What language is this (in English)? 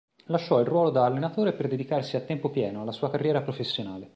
Italian